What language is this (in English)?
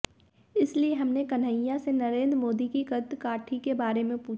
Hindi